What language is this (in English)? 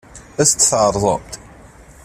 Kabyle